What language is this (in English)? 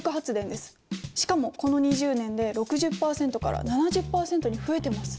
Japanese